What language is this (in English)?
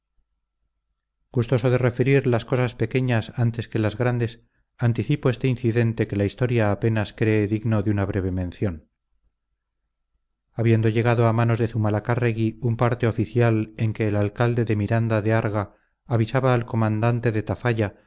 Spanish